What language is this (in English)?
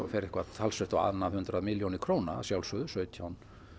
Icelandic